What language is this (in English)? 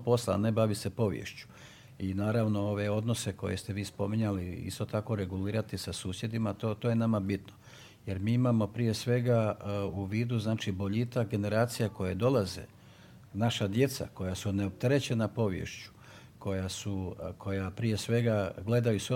Croatian